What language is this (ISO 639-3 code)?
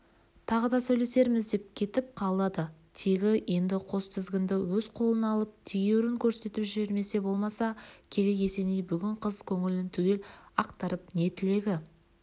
kaz